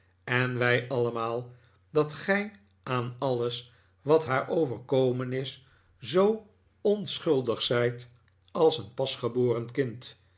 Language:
Dutch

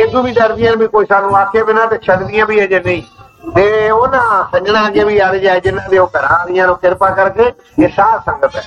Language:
Punjabi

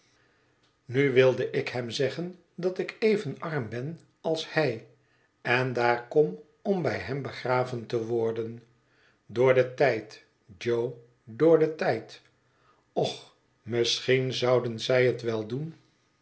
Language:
Dutch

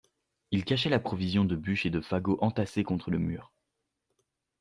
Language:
French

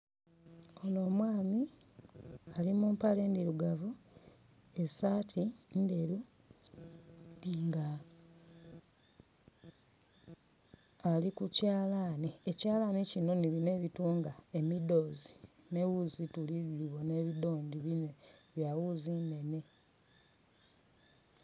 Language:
Soga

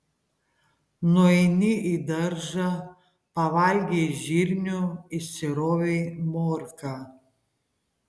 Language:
Lithuanian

